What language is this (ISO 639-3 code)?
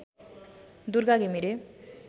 nep